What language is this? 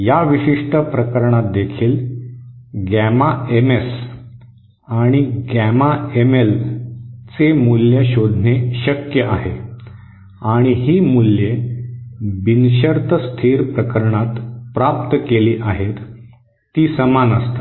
Marathi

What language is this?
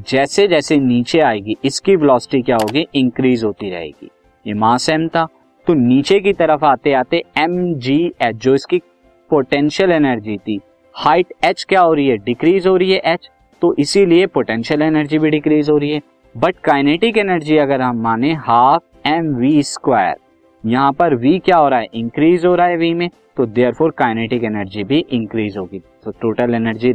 Hindi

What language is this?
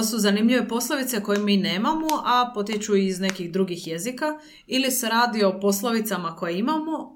Croatian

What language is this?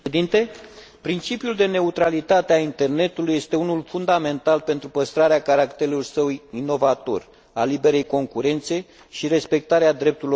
Romanian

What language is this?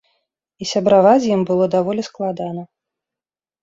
Belarusian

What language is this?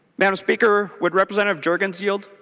English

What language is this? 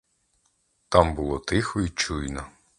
Ukrainian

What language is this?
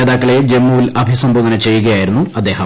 Malayalam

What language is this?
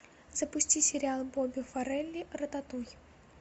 Russian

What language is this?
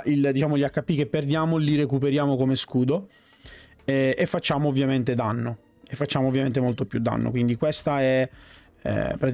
Italian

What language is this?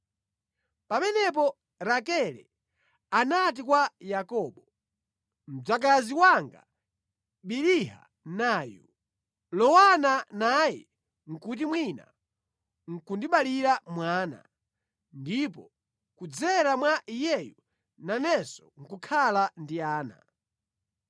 Nyanja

